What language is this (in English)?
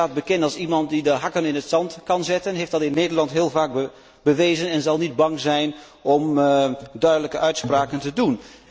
Dutch